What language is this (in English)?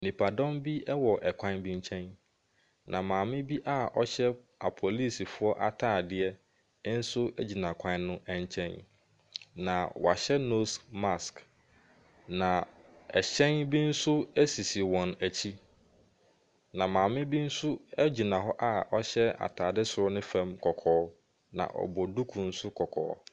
Akan